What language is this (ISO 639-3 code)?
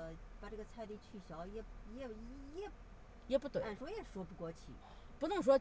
zho